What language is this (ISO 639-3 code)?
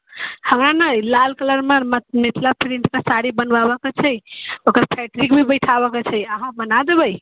mai